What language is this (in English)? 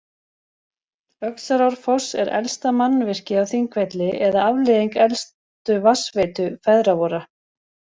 Icelandic